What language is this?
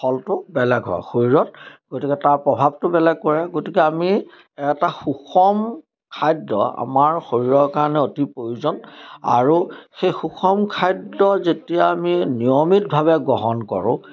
Assamese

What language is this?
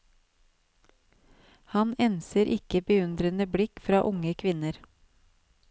Norwegian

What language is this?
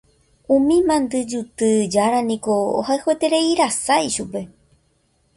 Guarani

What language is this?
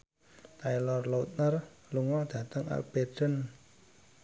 Javanese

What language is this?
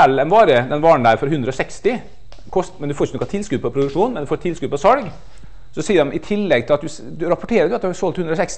Norwegian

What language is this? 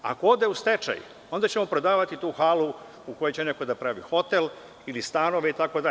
Serbian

